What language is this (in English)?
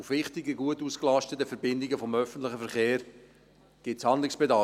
Swiss German